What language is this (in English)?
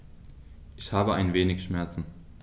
German